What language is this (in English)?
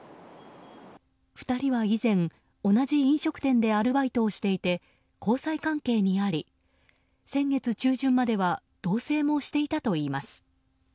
Japanese